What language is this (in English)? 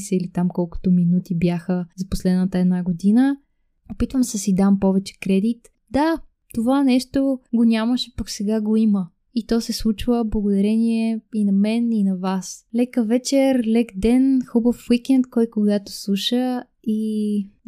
Bulgarian